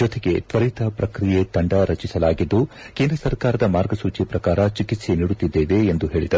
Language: Kannada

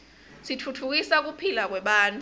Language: Swati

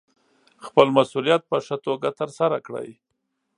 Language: Pashto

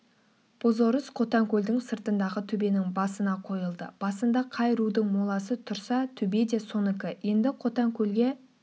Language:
Kazakh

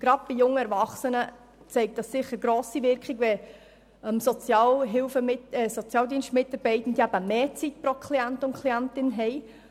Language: Swiss German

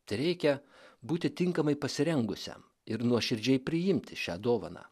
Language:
Lithuanian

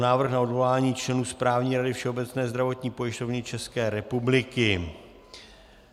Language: Czech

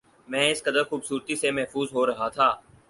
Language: Urdu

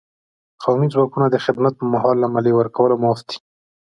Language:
Pashto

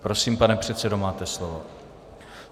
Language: Czech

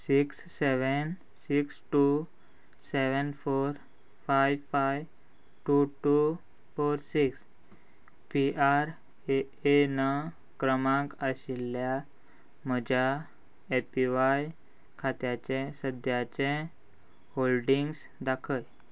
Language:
Konkani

